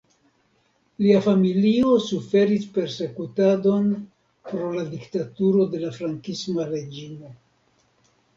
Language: Esperanto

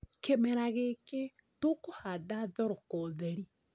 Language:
Kikuyu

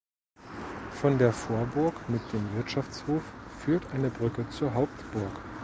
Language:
German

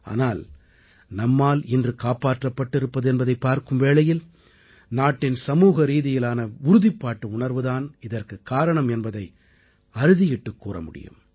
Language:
Tamil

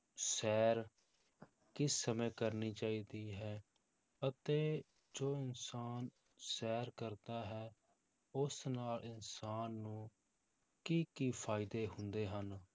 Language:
Punjabi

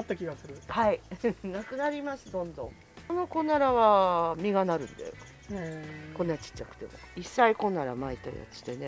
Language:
Japanese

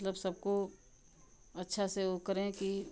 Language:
Hindi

